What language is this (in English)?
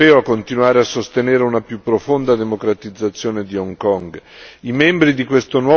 Italian